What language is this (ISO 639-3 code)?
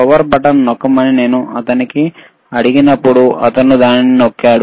tel